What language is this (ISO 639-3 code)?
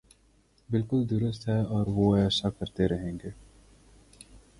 urd